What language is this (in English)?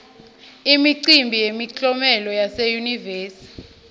Swati